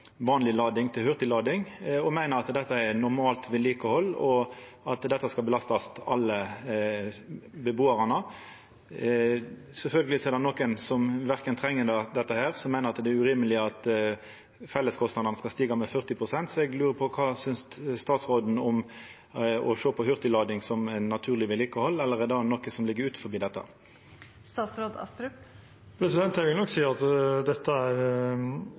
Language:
Norwegian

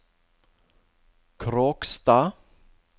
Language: Norwegian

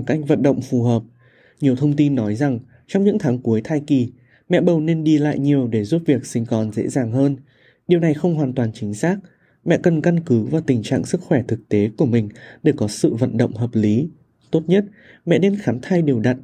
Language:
Vietnamese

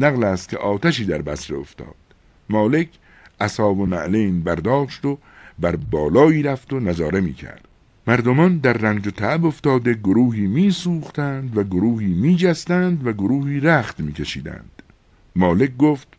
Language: Persian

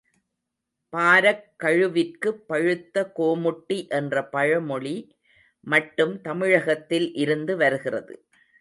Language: Tamil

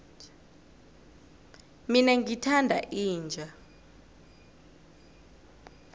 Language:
South Ndebele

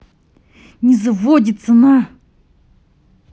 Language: Russian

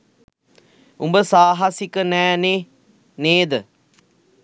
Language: Sinhala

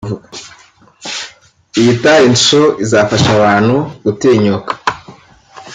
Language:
Kinyarwanda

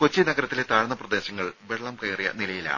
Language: Malayalam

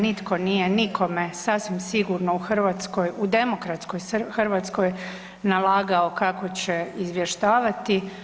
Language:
Croatian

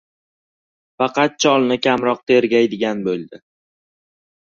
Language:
Uzbek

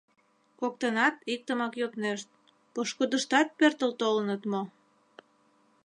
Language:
Mari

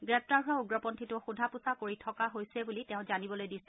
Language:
Assamese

